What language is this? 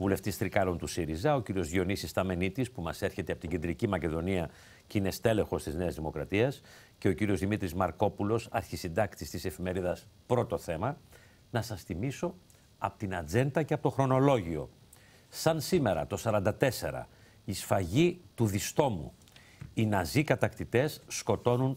Greek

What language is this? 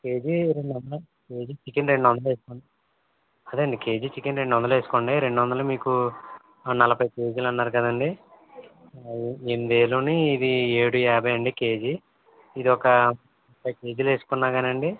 Telugu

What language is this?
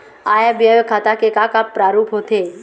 Chhattisgarhi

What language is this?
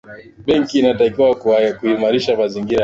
Swahili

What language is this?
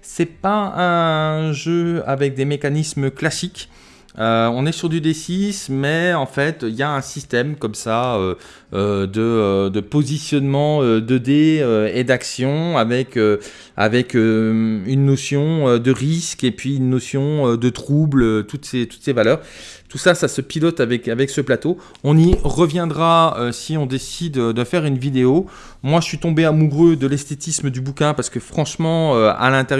French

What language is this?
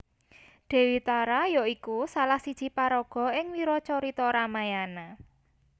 Javanese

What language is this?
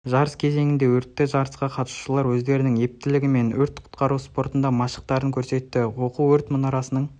Kazakh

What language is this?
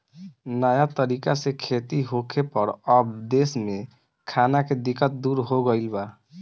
Bhojpuri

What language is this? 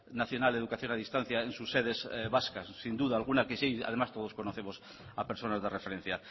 Spanish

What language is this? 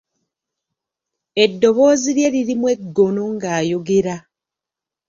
Ganda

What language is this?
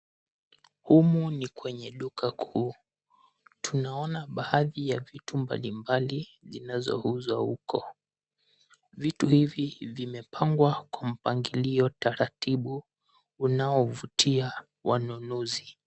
Swahili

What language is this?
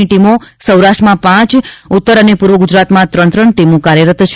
Gujarati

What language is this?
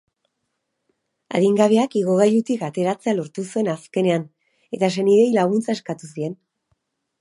Basque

